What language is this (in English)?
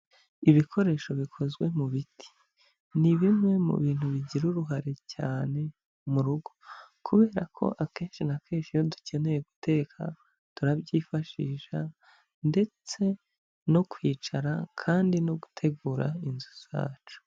Kinyarwanda